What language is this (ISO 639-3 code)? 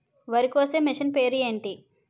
tel